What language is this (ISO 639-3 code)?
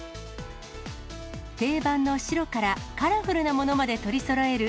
jpn